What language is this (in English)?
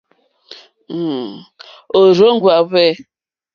Mokpwe